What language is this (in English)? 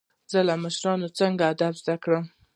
Pashto